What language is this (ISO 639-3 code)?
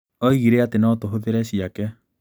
kik